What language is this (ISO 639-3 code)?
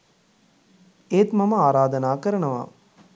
sin